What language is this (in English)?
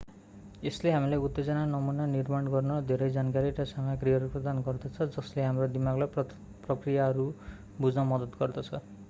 Nepali